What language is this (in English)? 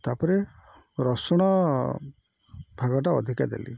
Odia